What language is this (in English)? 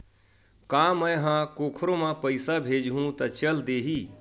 Chhattisgarhi